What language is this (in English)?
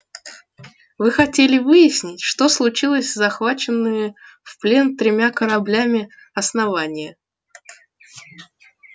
Russian